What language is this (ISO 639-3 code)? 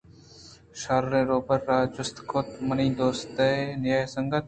bgp